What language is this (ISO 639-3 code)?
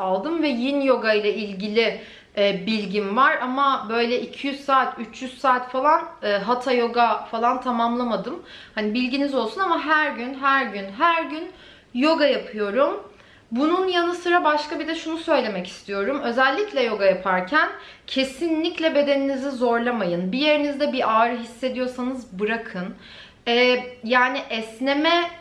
tur